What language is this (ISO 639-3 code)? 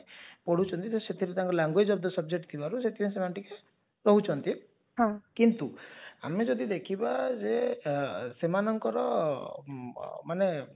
ori